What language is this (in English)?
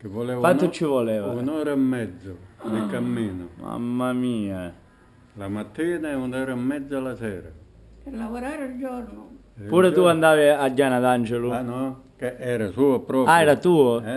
Italian